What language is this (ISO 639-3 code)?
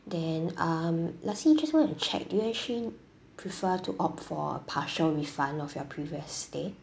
eng